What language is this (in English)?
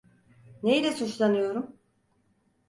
Turkish